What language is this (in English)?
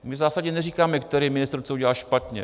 Czech